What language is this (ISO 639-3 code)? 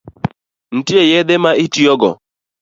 luo